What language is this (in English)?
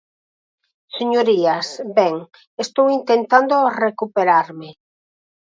Galician